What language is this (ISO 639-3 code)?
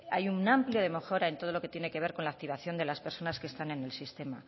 spa